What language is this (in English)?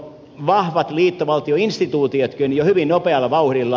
Finnish